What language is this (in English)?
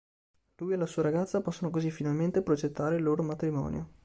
Italian